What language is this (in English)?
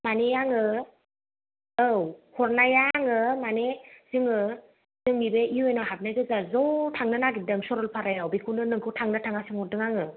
Bodo